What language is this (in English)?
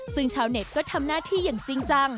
Thai